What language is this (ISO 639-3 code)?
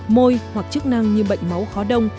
vie